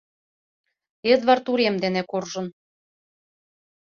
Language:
Mari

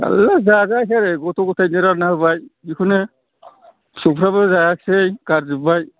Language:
Bodo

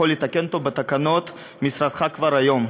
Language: Hebrew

